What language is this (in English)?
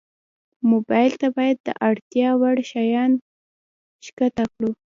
Pashto